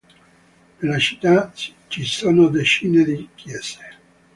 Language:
Italian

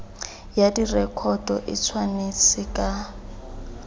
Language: Tswana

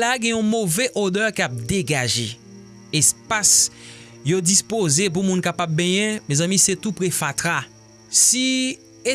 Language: French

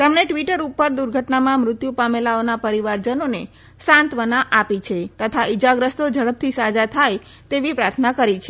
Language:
Gujarati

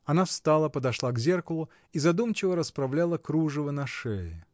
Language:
Russian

